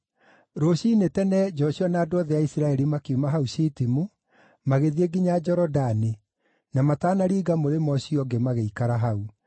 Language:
Kikuyu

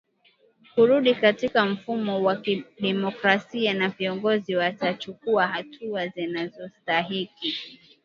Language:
Swahili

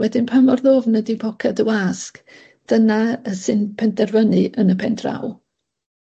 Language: Welsh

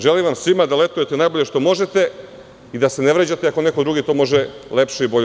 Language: Serbian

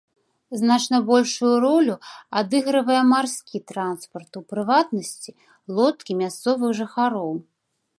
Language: Belarusian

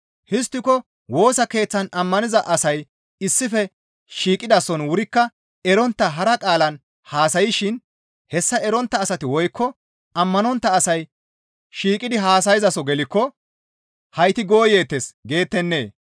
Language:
Gamo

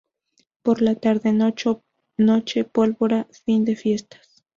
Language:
Spanish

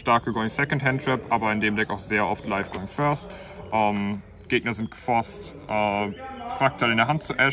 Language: German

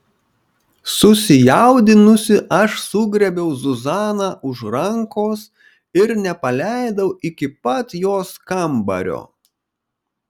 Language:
Lithuanian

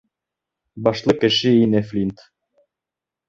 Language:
Bashkir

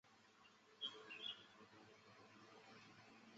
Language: Chinese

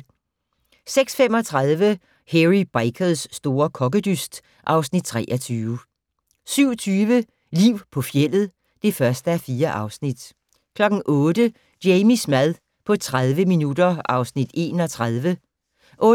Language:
Danish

